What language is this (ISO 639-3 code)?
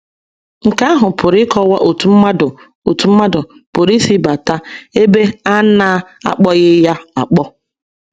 ibo